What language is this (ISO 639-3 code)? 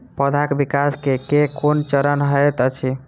mai